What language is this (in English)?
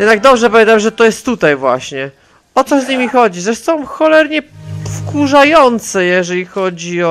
Polish